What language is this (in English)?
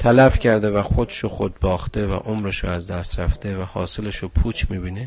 Persian